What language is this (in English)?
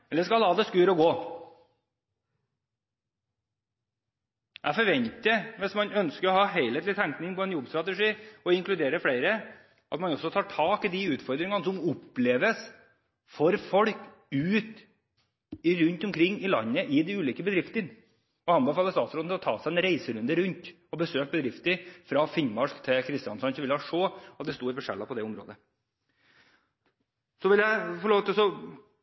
Norwegian Bokmål